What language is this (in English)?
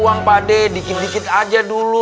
Indonesian